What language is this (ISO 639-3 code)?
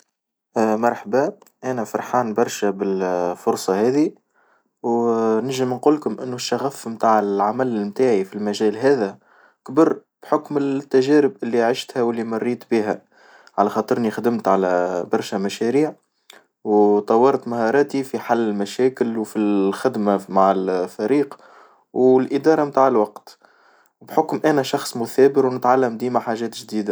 aeb